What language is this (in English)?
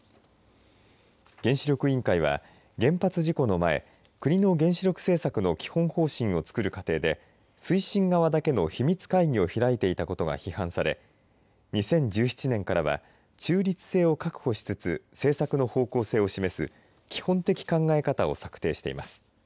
Japanese